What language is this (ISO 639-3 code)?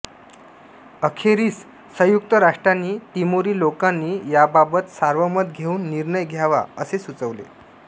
mar